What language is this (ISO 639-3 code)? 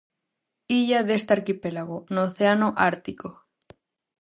glg